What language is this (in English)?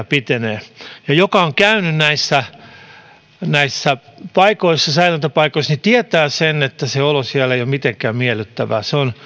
Finnish